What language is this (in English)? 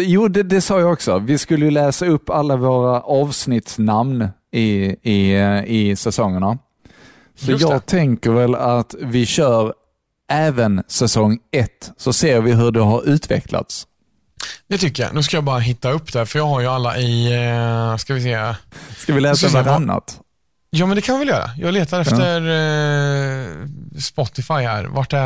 Swedish